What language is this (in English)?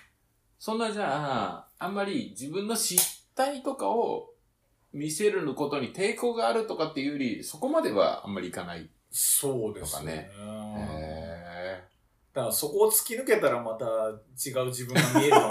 Japanese